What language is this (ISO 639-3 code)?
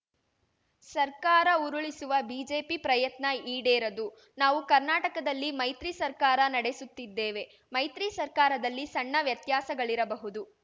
kan